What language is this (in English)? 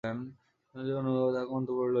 Bangla